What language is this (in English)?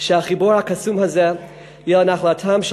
Hebrew